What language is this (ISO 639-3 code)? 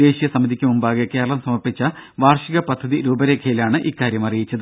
mal